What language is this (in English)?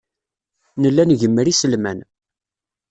Kabyle